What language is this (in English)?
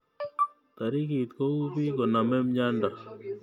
Kalenjin